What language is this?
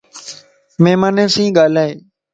Lasi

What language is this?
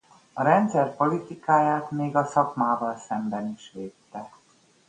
Hungarian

